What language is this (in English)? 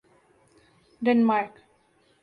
Urdu